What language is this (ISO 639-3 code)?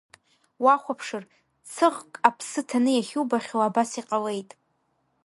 abk